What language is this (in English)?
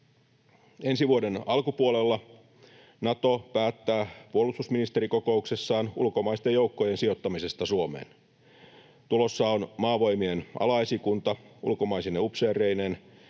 Finnish